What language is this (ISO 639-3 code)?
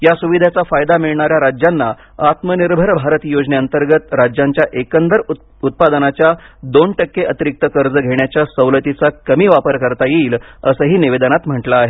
mar